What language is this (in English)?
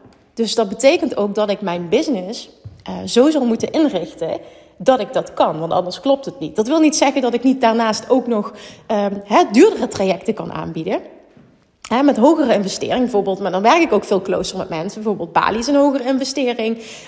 Dutch